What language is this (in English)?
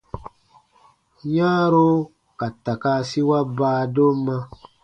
Baatonum